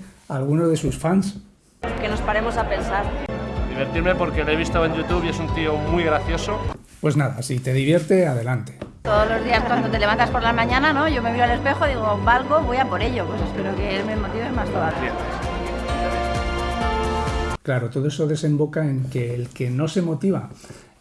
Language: Spanish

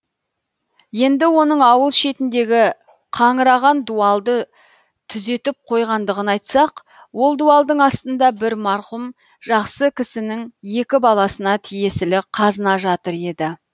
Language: Kazakh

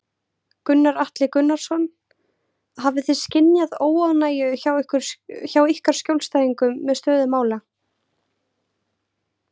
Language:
Icelandic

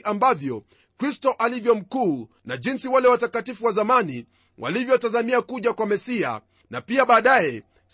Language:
Swahili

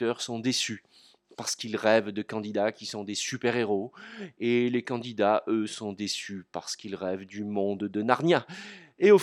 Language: French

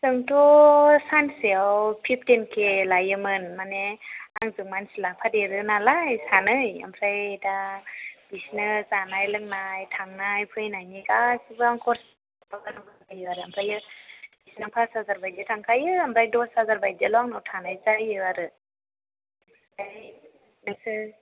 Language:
Bodo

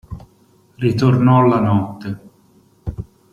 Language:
Italian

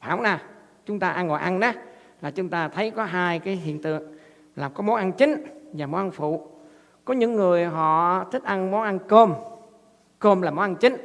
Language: Vietnamese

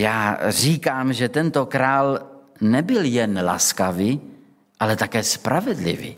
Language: Czech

